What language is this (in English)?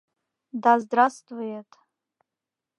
Mari